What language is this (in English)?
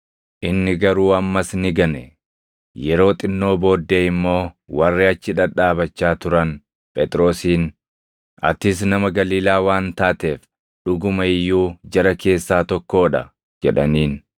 Oromo